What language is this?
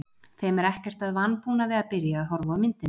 Icelandic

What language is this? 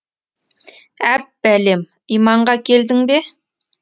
Kazakh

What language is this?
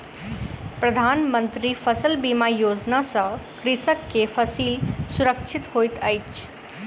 Maithili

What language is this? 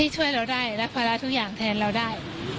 Thai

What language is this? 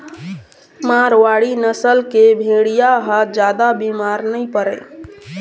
Chhattisgarhi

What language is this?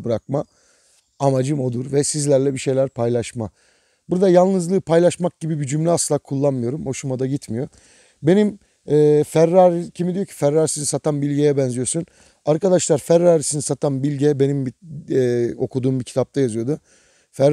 Turkish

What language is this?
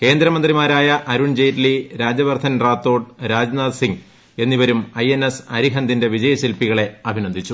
Malayalam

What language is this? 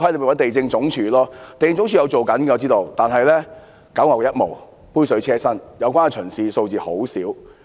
Cantonese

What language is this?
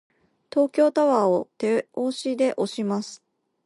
Japanese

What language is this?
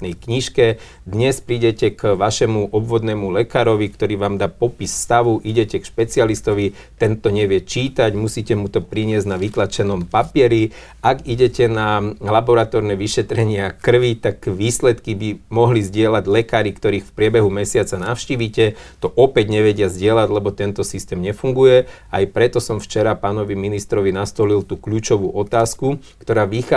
Slovak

